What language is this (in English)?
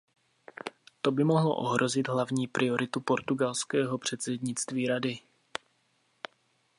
Czech